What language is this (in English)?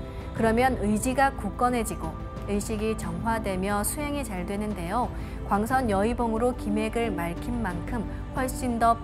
Korean